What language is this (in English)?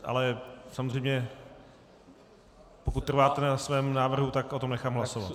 Czech